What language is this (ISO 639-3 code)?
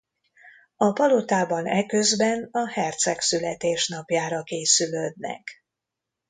hun